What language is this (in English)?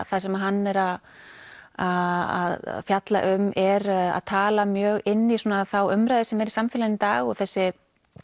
Icelandic